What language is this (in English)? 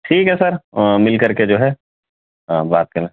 Urdu